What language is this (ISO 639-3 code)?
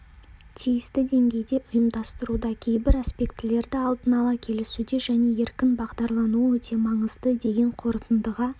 kaz